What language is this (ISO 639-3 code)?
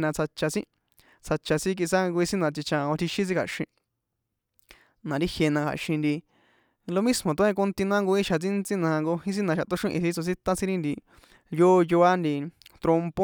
poe